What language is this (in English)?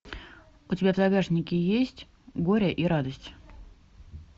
Russian